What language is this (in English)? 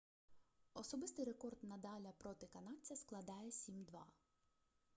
Ukrainian